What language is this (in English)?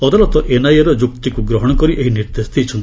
Odia